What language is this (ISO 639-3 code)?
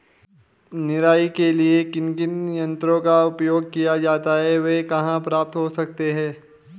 hin